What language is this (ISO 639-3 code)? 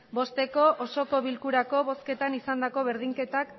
eus